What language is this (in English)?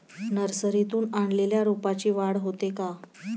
Marathi